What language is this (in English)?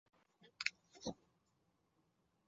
Chinese